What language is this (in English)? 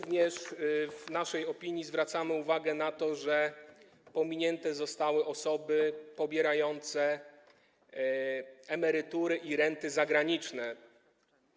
Polish